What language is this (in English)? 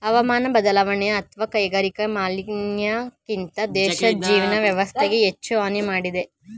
Kannada